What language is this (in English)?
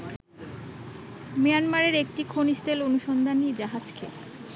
Bangla